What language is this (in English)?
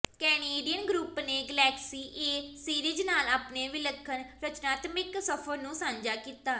Punjabi